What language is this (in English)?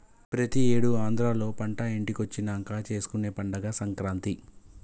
Telugu